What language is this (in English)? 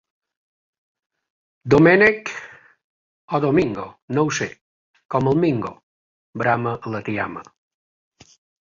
Catalan